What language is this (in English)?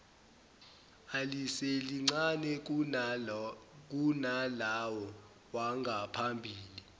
Zulu